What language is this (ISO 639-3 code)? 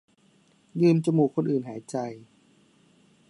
tha